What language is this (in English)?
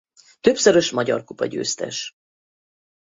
Hungarian